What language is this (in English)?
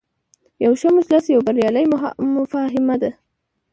Pashto